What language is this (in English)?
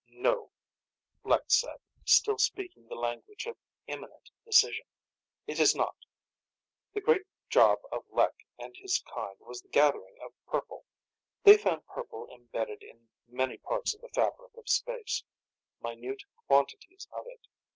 English